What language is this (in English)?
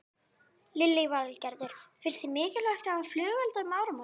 Icelandic